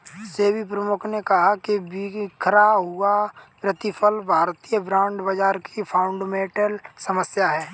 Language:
Hindi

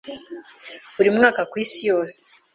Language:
Kinyarwanda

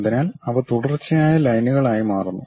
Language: Malayalam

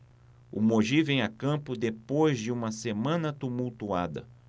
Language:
Portuguese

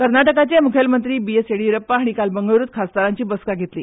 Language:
Konkani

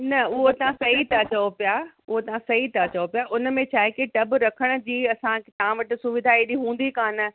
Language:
Sindhi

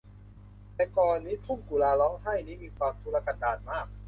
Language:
Thai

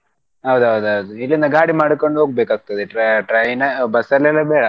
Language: Kannada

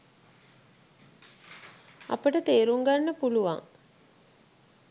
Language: Sinhala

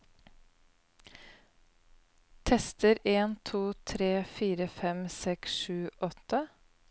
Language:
Norwegian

